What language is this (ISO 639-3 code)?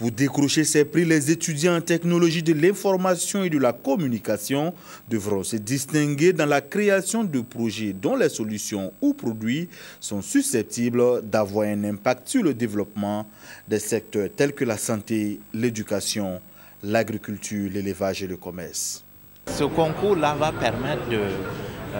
fra